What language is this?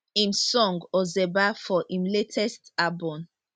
Nigerian Pidgin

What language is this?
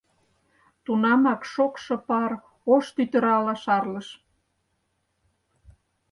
Mari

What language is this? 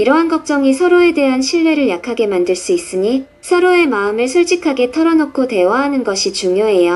Korean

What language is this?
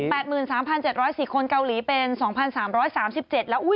Thai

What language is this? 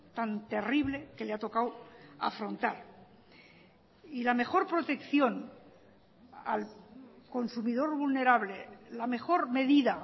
Spanish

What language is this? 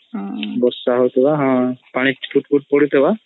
Odia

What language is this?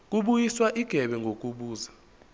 Zulu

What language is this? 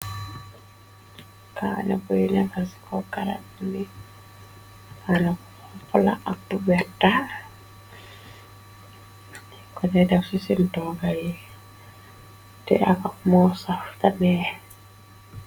Wolof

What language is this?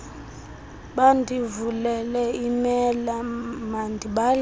Xhosa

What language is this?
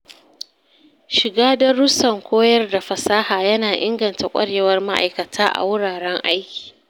Hausa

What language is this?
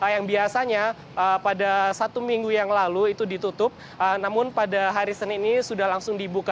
Indonesian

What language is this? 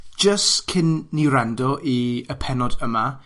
Welsh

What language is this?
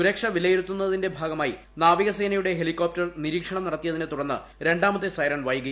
Malayalam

